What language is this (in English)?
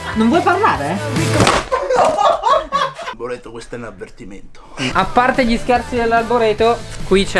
Italian